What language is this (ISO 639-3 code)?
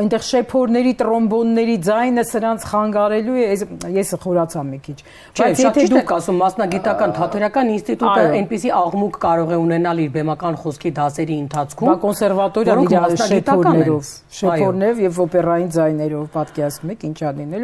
ron